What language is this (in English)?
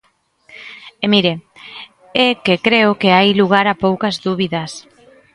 Galician